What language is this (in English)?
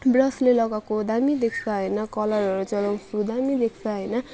Nepali